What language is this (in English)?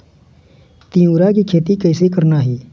Chhattisgarhi